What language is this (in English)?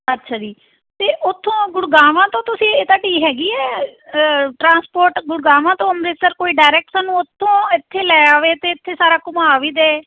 Punjabi